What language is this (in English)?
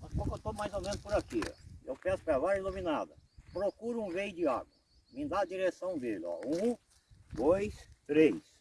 Portuguese